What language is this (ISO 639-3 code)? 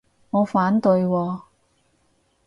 yue